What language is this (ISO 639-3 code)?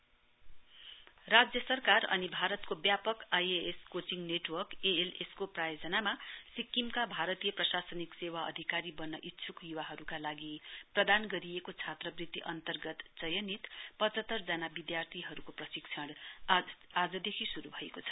nep